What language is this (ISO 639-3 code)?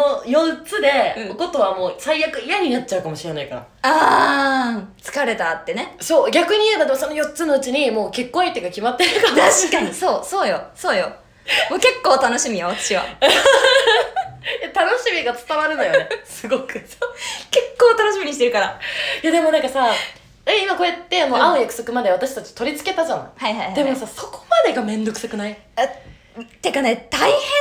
jpn